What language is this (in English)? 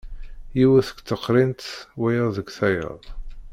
Kabyle